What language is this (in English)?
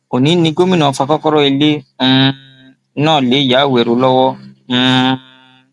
Yoruba